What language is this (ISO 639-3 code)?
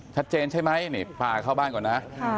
tha